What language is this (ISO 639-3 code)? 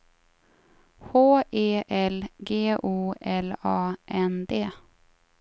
swe